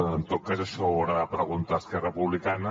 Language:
Catalan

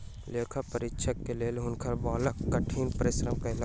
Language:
Maithili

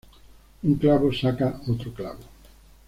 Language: Spanish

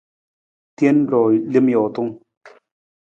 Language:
Nawdm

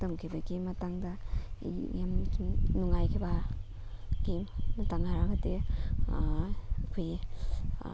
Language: Manipuri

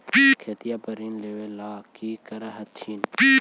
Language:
Magahi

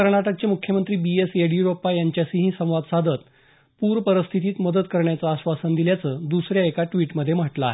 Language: Marathi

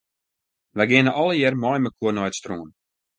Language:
Western Frisian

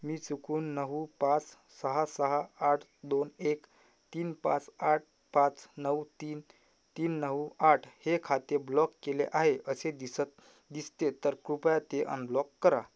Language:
Marathi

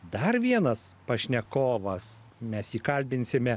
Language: Lithuanian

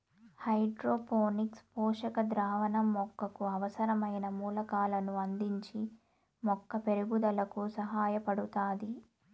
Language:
Telugu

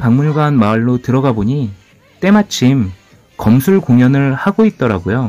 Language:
Korean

